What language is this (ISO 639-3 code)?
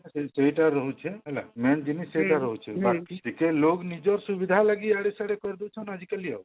ori